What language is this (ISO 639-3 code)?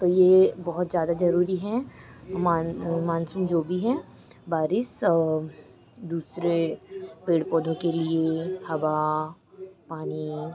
hin